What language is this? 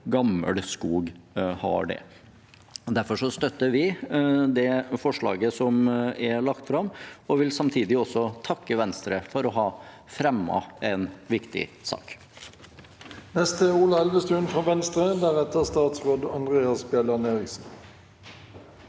Norwegian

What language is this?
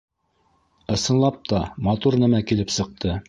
Bashkir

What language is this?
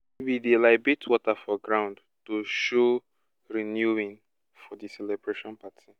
Nigerian Pidgin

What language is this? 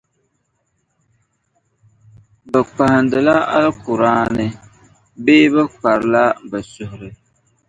Dagbani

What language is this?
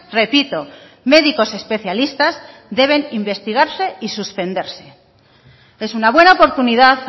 Spanish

